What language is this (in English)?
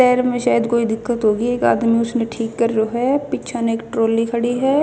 Haryanvi